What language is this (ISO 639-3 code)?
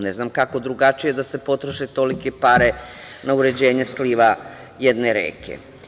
srp